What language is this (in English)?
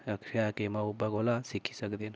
Dogri